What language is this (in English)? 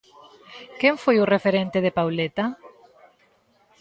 Galician